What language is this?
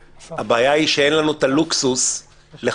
Hebrew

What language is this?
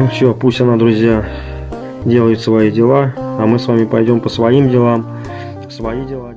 Russian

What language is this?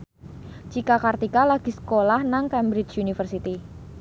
Javanese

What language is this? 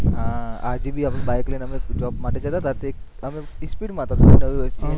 Gujarati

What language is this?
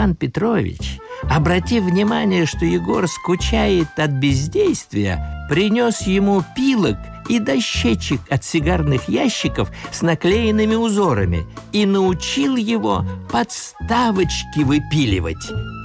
Russian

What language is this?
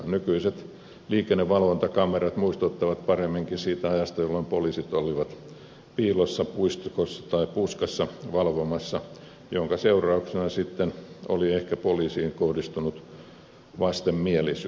Finnish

